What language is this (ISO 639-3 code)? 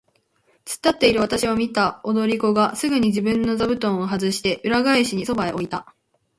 jpn